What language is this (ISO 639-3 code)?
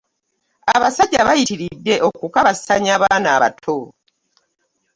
lug